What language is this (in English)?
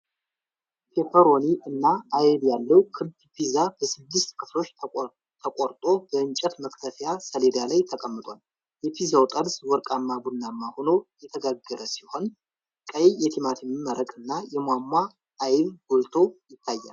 Amharic